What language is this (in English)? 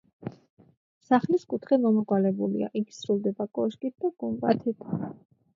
Georgian